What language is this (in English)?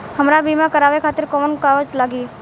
Bhojpuri